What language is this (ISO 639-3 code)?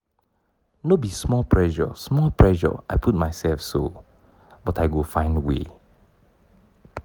pcm